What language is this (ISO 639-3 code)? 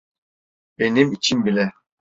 tur